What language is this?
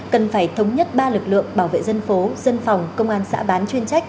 Vietnamese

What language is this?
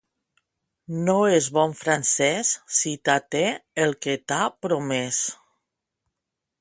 Catalan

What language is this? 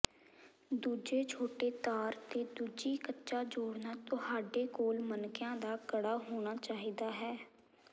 Punjabi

